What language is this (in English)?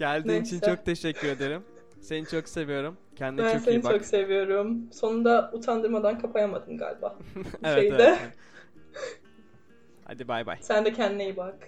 Turkish